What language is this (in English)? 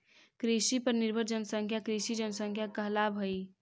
Magahi